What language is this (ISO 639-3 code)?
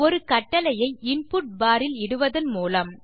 tam